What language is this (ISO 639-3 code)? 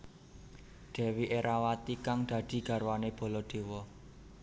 jav